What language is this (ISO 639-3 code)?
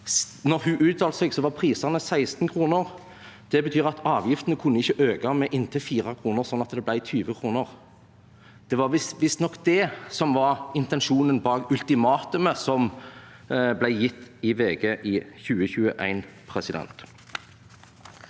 nor